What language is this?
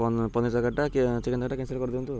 Odia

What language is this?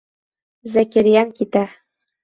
Bashkir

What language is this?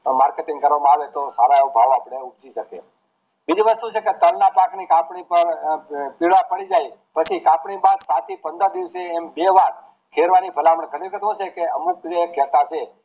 Gujarati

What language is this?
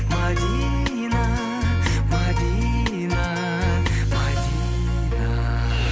Kazakh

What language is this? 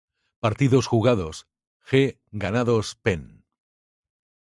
Spanish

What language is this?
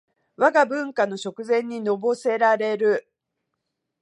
Japanese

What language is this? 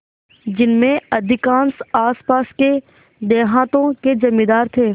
Hindi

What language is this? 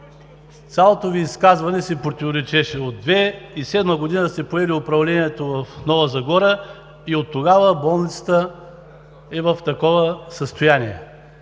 Bulgarian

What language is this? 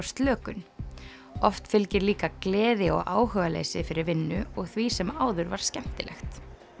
Icelandic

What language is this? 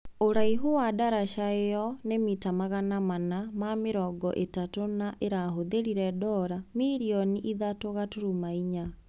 Kikuyu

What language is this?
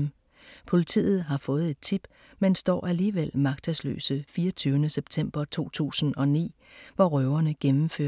Danish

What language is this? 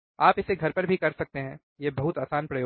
Hindi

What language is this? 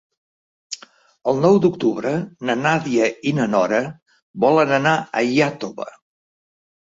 Catalan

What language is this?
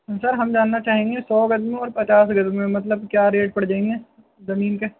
Urdu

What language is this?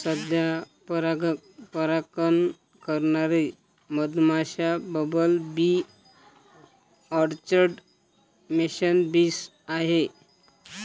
Marathi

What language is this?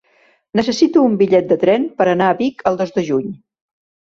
Catalan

